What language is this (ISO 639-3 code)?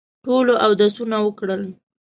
pus